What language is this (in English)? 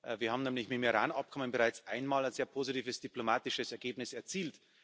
German